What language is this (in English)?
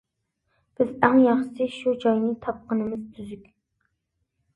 Uyghur